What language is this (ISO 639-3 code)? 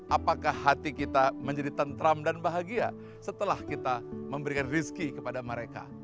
ind